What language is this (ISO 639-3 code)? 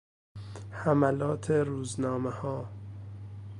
fas